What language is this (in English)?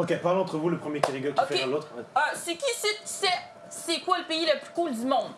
French